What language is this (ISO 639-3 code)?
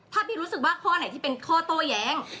tha